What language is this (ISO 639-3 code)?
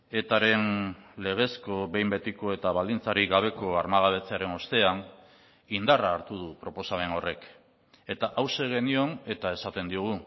eus